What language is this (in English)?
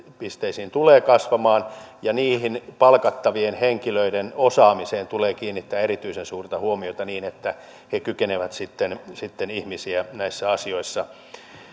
Finnish